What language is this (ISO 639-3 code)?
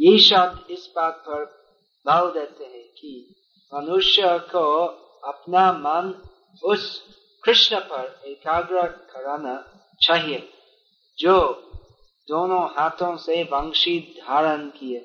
hin